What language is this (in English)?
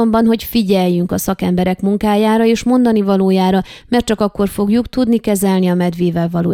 Hungarian